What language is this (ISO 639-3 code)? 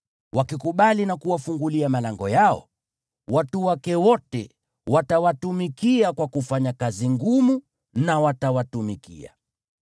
swa